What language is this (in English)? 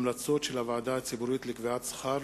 Hebrew